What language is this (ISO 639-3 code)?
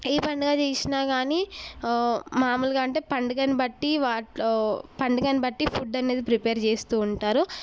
tel